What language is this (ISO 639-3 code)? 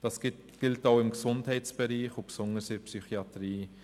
gsw